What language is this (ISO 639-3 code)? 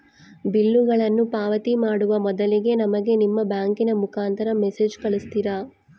kan